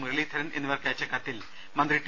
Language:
Malayalam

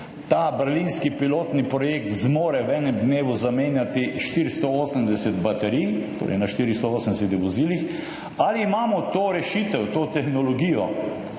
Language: Slovenian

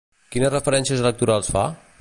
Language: Catalan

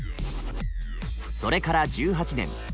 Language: Japanese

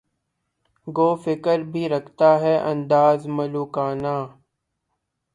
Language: Urdu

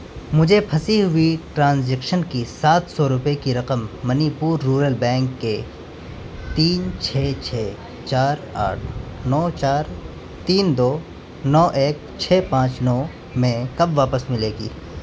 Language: Urdu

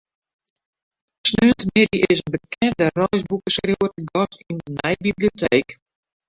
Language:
Western Frisian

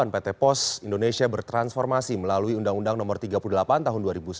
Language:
Indonesian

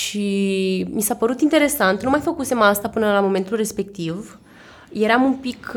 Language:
Romanian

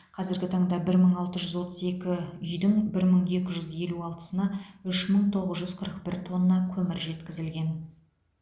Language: Kazakh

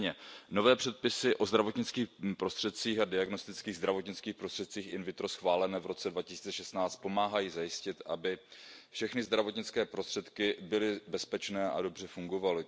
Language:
Czech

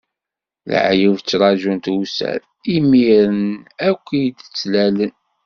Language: Kabyle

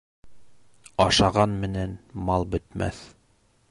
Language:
Bashkir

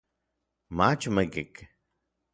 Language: Orizaba Nahuatl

